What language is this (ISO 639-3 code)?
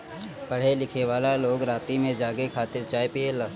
bho